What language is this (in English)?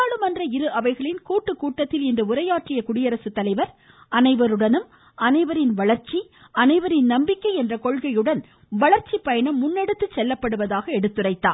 Tamil